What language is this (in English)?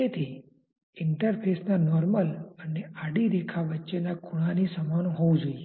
Gujarati